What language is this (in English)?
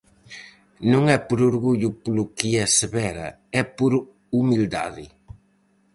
Galician